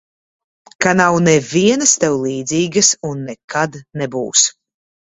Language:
Latvian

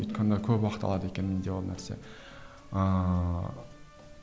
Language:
Kazakh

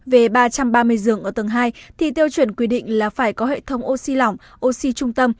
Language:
Vietnamese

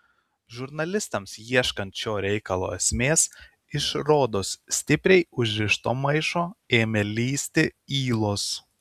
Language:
Lithuanian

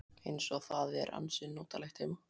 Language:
Icelandic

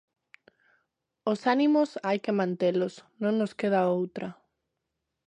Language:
Galician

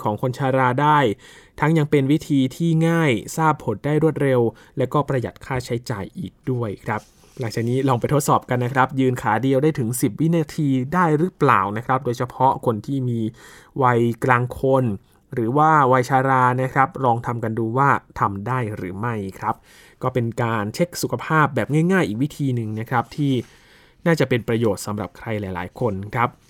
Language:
Thai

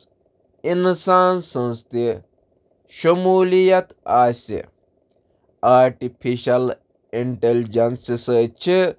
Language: Kashmiri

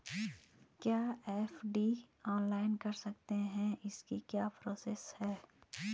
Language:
Hindi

